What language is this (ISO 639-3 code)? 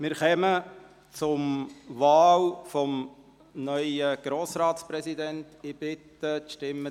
gsw